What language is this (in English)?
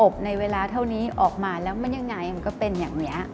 Thai